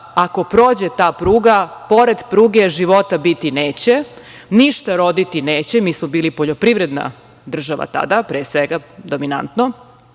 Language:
Serbian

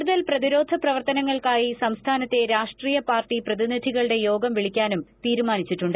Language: Malayalam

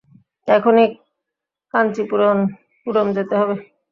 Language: Bangla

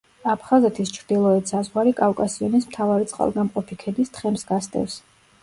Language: Georgian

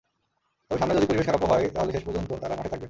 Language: Bangla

